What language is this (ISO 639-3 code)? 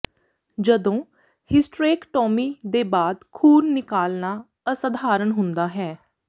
pan